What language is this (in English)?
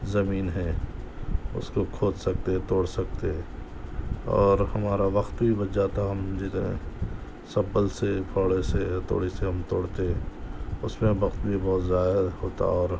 Urdu